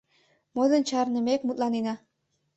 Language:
Mari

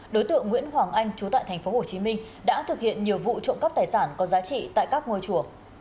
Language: Vietnamese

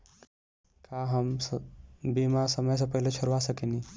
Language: Bhojpuri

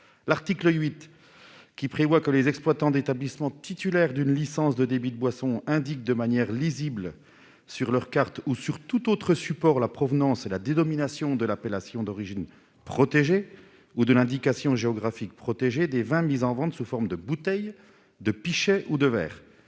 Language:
French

